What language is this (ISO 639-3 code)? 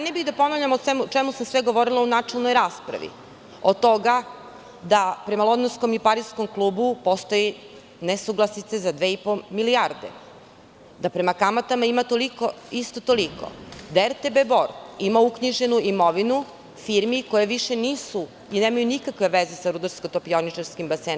srp